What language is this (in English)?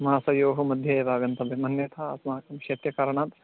Sanskrit